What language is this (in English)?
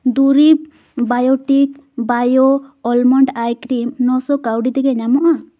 Santali